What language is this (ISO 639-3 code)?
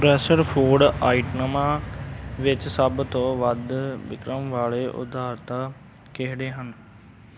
pan